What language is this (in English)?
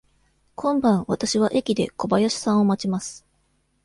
Japanese